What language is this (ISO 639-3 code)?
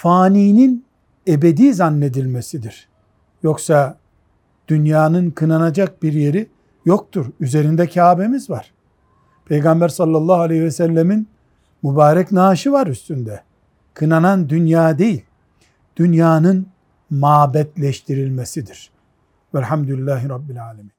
tur